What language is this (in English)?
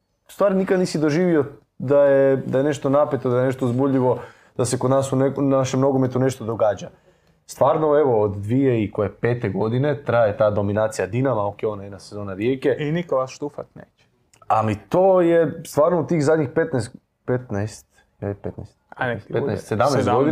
Croatian